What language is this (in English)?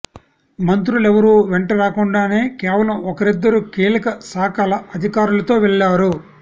Telugu